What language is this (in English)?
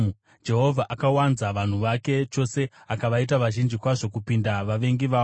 Shona